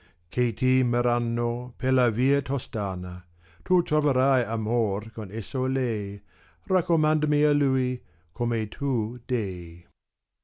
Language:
Italian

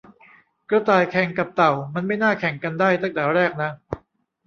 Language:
Thai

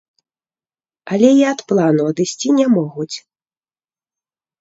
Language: Belarusian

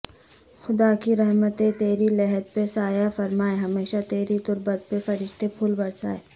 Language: Urdu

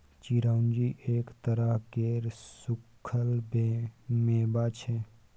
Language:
Maithili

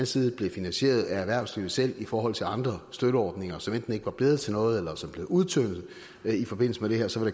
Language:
Danish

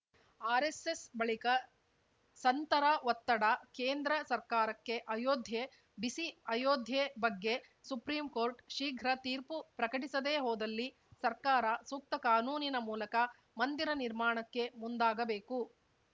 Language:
Kannada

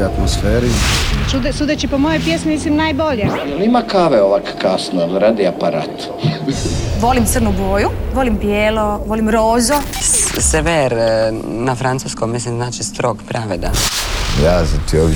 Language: Croatian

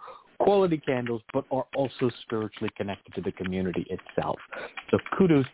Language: English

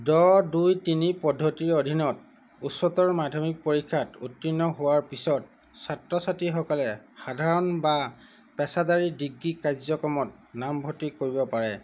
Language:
Assamese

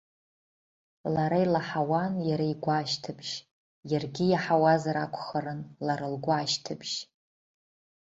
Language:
Abkhazian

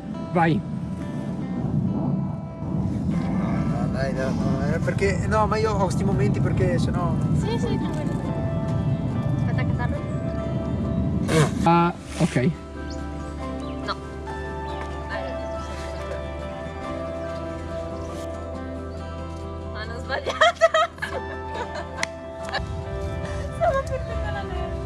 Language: Italian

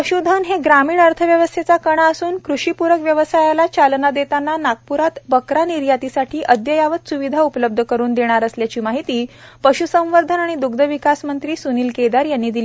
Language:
Marathi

